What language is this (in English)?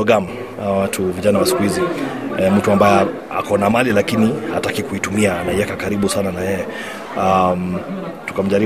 Swahili